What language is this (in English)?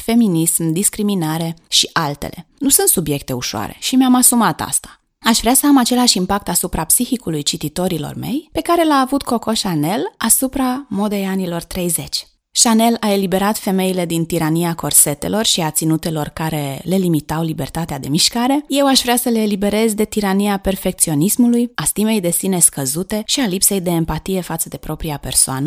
Romanian